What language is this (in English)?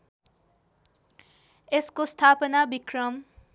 Nepali